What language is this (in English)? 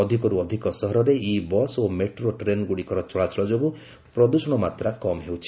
Odia